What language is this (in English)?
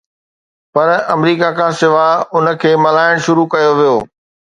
Sindhi